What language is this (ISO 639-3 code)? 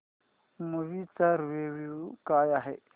mar